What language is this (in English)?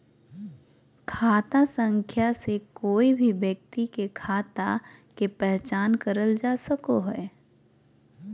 Magahi